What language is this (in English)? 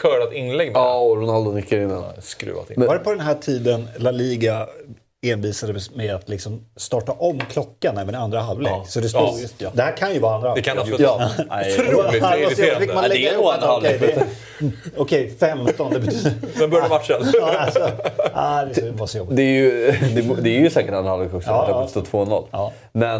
Swedish